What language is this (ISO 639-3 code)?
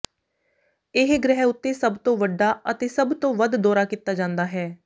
pan